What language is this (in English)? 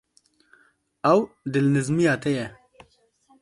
Kurdish